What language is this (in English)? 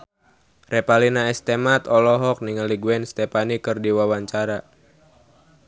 Sundanese